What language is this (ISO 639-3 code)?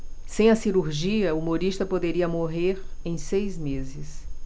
por